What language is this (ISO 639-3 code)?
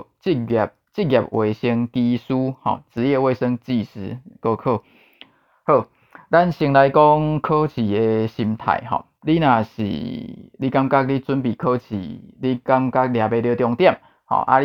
zho